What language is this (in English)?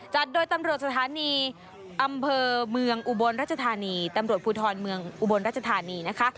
Thai